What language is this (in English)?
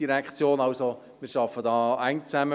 Swiss German